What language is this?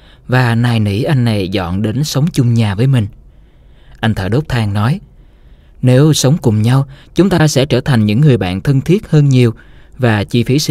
Vietnamese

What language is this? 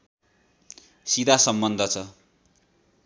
Nepali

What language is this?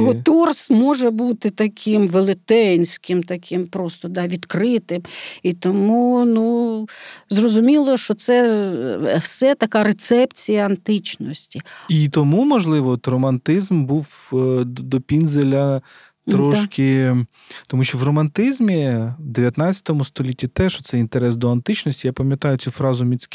Ukrainian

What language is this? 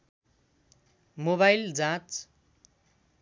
Nepali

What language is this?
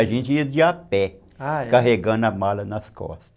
Portuguese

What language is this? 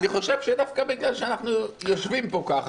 Hebrew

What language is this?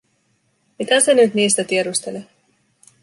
Finnish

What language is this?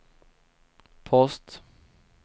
Swedish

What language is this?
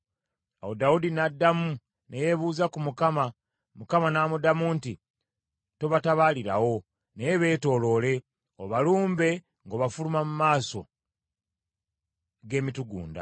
Ganda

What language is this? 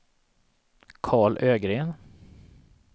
Swedish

